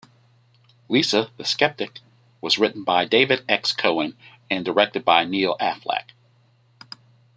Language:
English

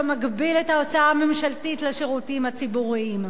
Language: Hebrew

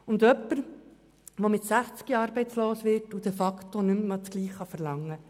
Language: Swiss German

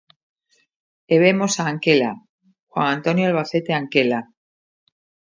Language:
Galician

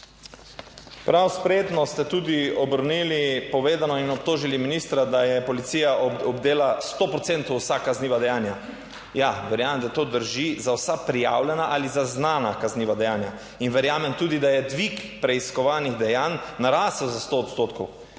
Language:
Slovenian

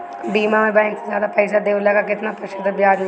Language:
Bhojpuri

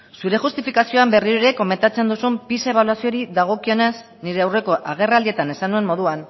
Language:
Basque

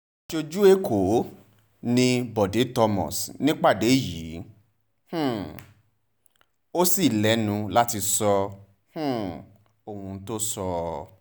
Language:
Yoruba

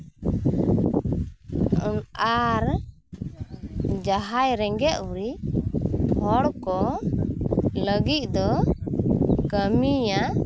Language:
Santali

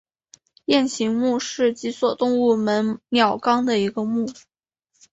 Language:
Chinese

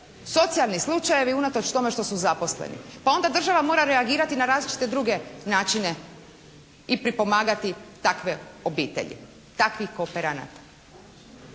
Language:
Croatian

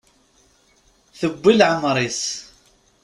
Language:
Kabyle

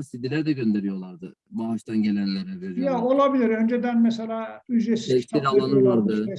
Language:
Turkish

